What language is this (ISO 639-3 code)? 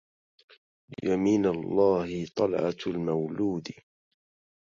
ara